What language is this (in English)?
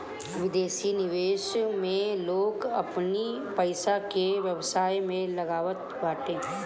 Bhojpuri